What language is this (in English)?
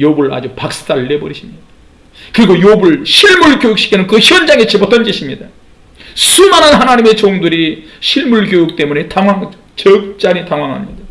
Korean